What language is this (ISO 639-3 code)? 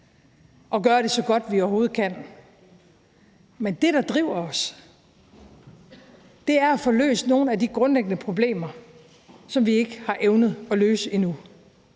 dan